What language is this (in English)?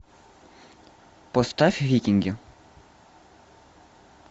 Russian